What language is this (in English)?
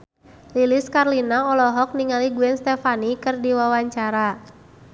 Sundanese